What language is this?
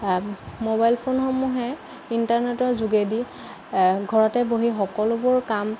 Assamese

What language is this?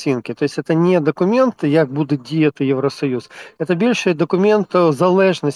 Ukrainian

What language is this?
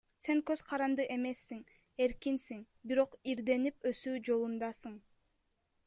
Kyrgyz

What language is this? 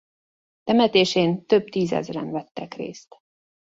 Hungarian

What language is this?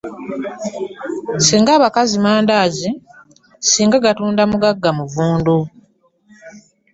Ganda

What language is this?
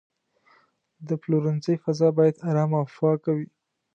Pashto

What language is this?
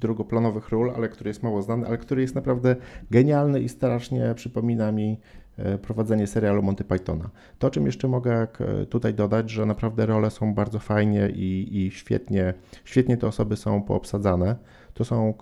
Polish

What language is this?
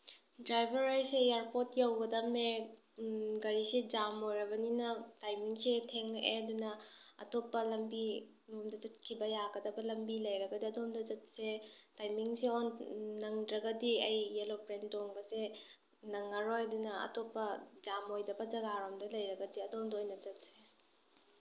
Manipuri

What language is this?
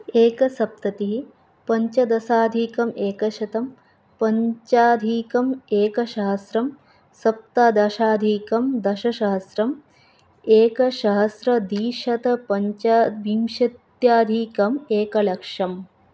Sanskrit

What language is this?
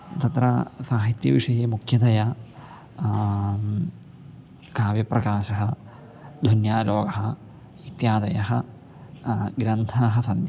Sanskrit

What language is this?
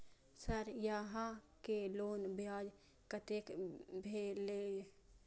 Maithili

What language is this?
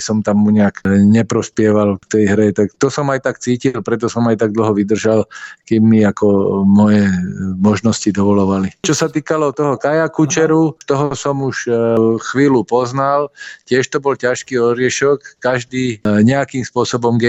Slovak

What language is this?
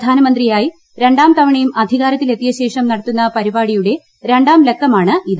Malayalam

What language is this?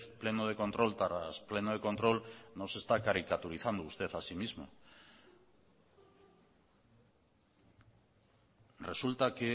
Spanish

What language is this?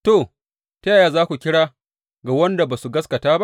Hausa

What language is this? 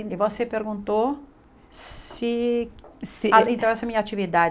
Portuguese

